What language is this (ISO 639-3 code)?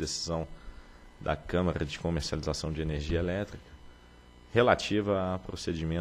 por